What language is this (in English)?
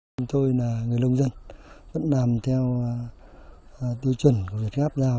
Vietnamese